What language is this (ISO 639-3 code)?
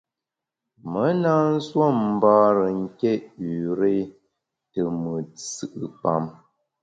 bax